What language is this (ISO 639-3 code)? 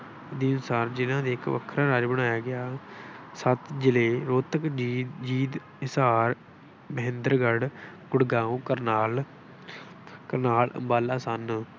pan